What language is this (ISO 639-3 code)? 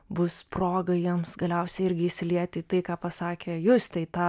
lit